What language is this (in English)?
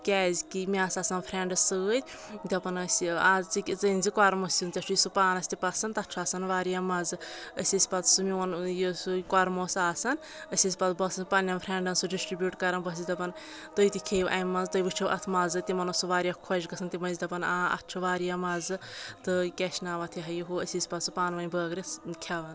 Kashmiri